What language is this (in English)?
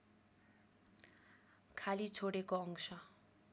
Nepali